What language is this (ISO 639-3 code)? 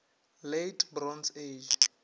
nso